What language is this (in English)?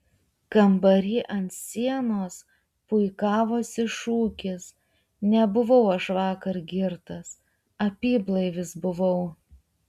Lithuanian